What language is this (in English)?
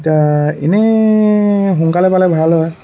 Assamese